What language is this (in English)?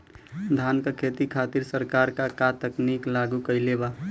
Bhojpuri